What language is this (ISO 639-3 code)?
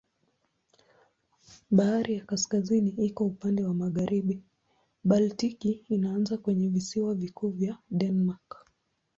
swa